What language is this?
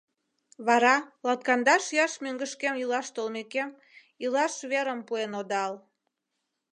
Mari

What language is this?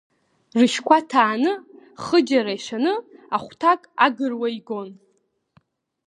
Abkhazian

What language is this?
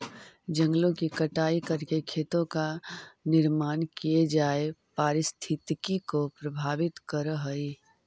Magahi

